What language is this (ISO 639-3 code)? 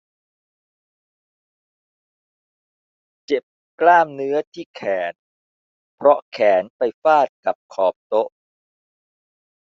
tha